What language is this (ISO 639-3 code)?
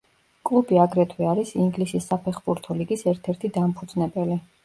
kat